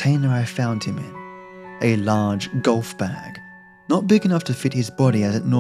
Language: English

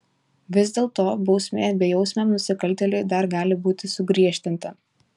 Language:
Lithuanian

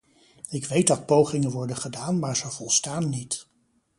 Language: Dutch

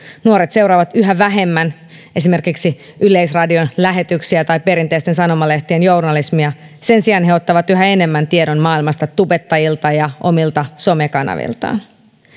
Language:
Finnish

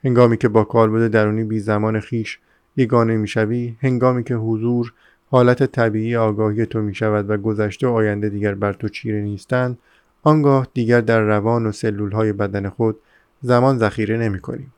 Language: Persian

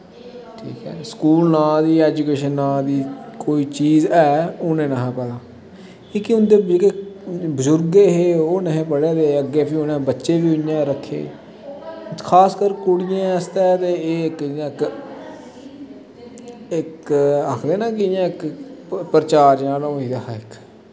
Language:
Dogri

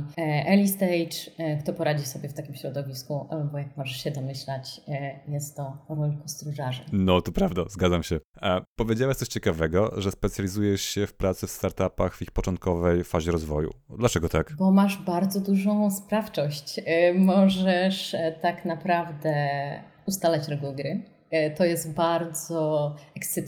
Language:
Polish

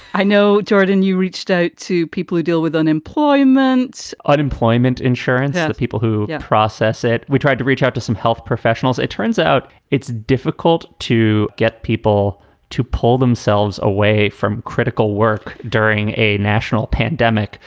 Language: English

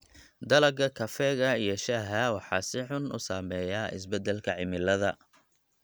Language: Somali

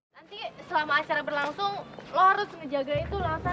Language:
Indonesian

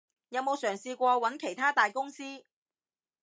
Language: Cantonese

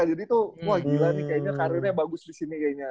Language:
Indonesian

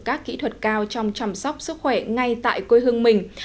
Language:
Vietnamese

